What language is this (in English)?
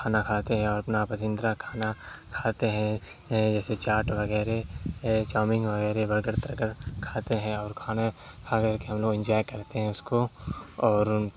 Urdu